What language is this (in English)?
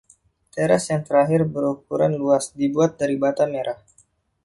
Indonesian